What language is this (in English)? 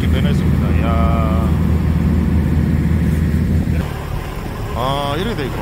Korean